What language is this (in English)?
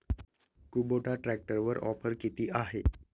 Marathi